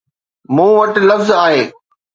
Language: Sindhi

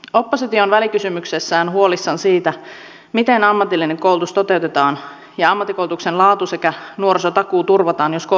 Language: Finnish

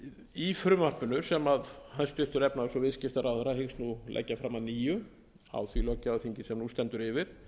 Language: Icelandic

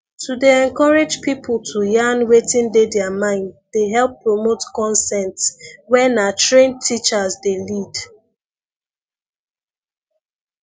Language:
Nigerian Pidgin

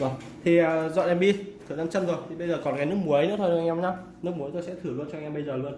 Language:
Vietnamese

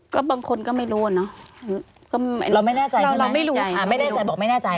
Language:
Thai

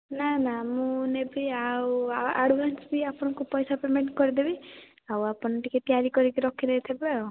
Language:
Odia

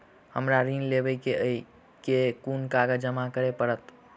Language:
Maithili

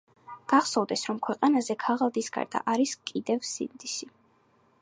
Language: Georgian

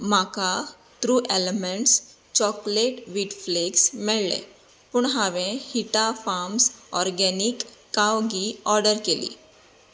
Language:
Konkani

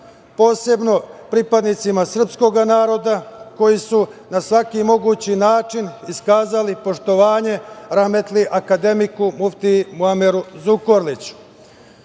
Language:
Serbian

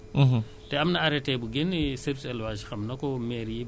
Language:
Wolof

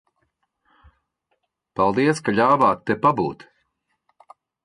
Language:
Latvian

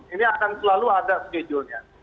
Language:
Indonesian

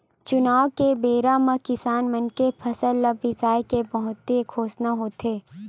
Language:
Chhattisgarhi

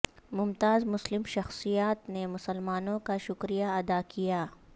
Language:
Urdu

